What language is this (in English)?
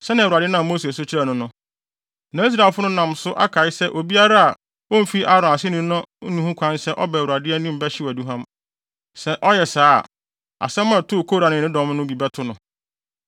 Akan